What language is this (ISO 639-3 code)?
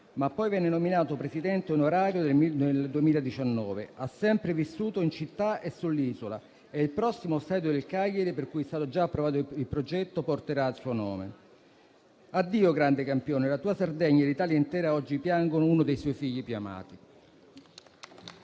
ita